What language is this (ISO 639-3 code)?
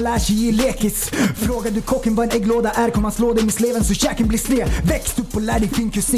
swe